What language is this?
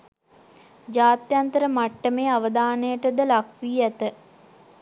Sinhala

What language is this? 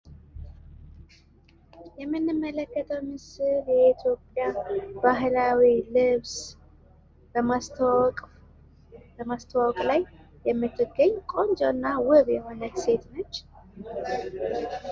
Amharic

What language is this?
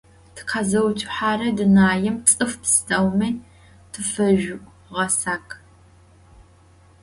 Adyghe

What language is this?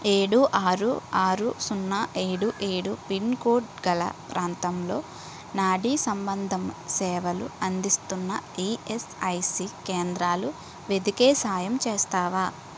Telugu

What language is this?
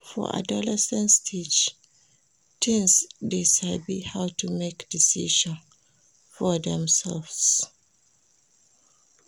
Nigerian Pidgin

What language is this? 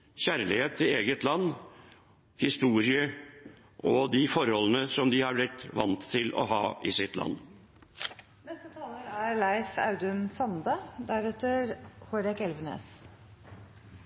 Norwegian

